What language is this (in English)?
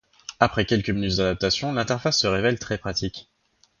French